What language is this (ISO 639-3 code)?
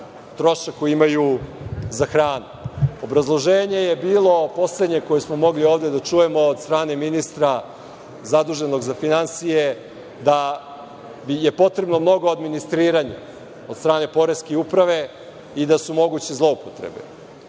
srp